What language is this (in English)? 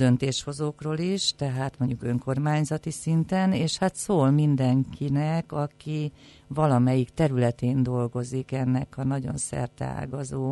Hungarian